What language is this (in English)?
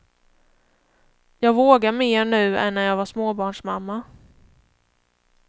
Swedish